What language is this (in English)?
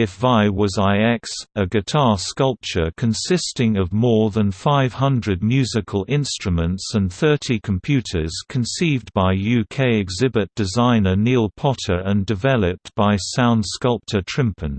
English